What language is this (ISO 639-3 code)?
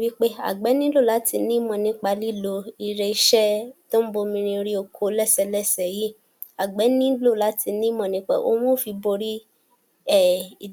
yor